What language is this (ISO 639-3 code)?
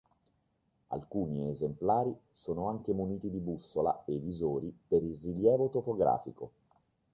ita